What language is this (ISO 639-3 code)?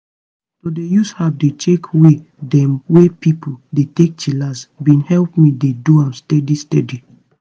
pcm